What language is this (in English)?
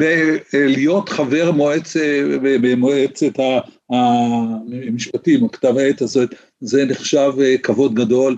Hebrew